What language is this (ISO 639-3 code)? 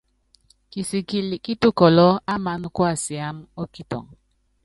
yav